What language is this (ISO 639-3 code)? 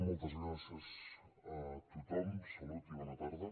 cat